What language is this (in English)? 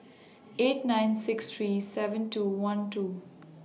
English